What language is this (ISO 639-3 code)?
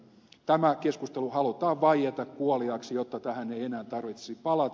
fin